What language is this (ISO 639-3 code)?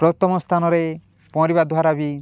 ori